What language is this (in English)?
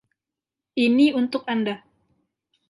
Indonesian